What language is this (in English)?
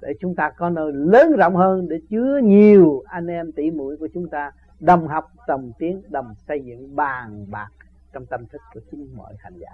Vietnamese